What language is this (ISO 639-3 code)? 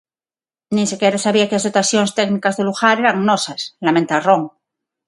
glg